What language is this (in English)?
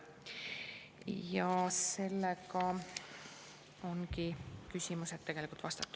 Estonian